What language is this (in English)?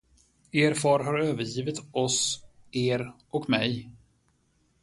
Swedish